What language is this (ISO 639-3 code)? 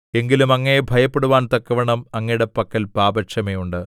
mal